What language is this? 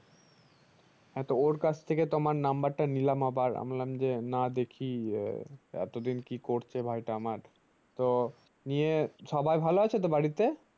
Bangla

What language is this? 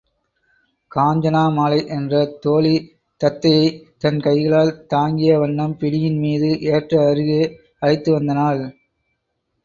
Tamil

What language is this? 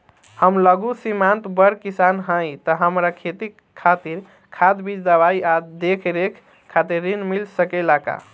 Bhojpuri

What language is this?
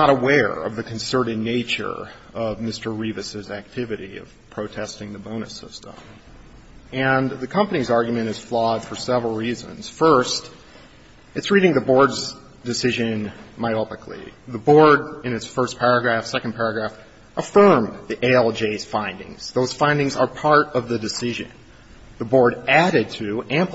English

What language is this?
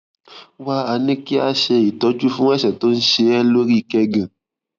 Yoruba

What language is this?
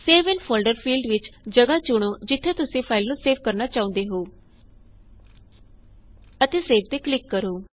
Punjabi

